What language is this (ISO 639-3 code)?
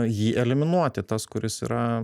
lit